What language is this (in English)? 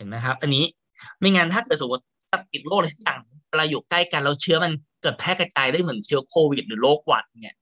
Thai